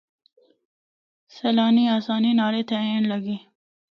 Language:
Northern Hindko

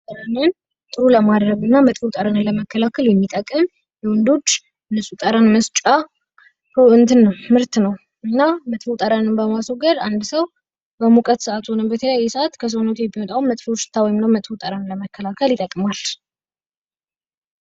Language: Amharic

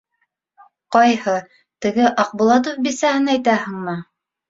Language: Bashkir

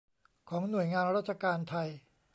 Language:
Thai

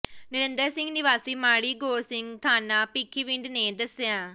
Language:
Punjabi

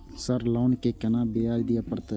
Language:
Maithili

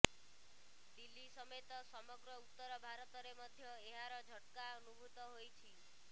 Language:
Odia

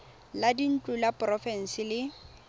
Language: Tswana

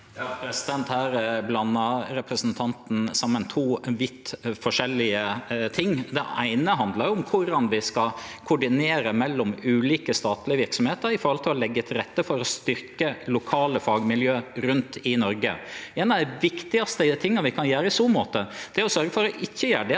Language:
Norwegian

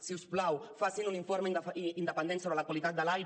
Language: Catalan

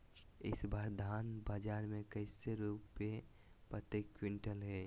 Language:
Magahi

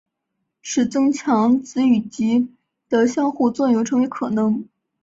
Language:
Chinese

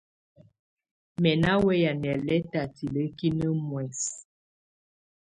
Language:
Tunen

